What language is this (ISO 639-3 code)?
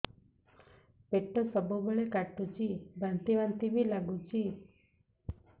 ori